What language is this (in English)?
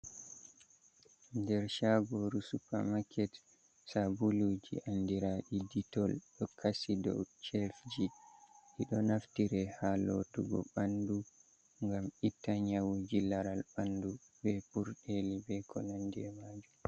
Fula